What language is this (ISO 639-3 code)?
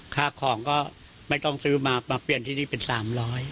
tha